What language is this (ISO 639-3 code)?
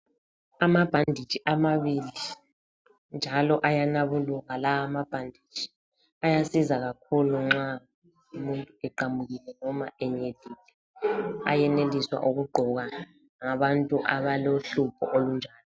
nde